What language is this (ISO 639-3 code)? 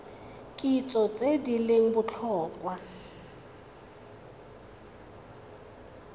tsn